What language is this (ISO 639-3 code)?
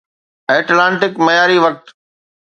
snd